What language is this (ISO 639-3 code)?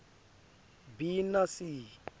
ssw